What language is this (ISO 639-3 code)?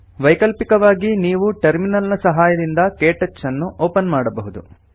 kan